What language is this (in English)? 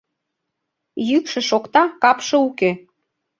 Mari